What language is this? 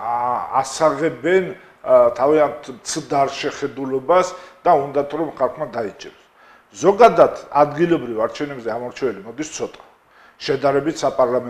Romanian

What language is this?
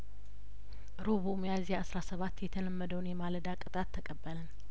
Amharic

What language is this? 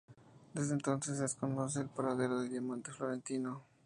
Spanish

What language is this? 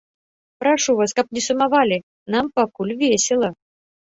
Belarusian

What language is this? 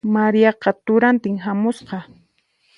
Puno Quechua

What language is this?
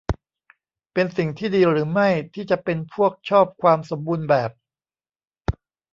Thai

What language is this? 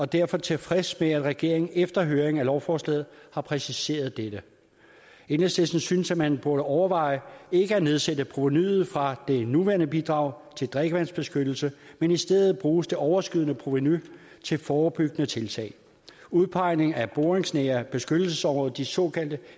Danish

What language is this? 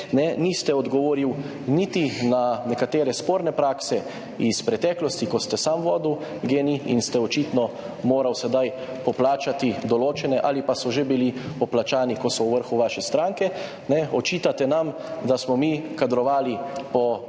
Slovenian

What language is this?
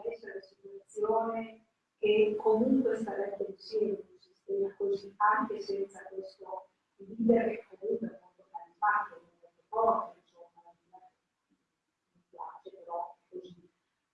Italian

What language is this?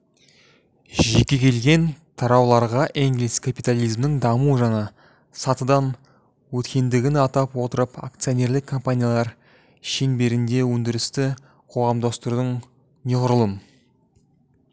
Kazakh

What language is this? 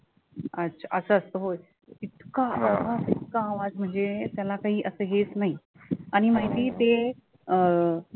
Marathi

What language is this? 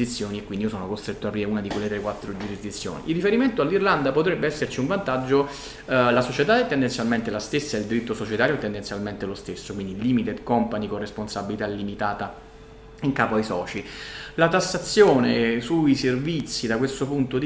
Italian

